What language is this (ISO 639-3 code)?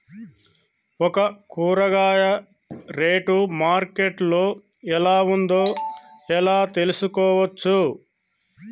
tel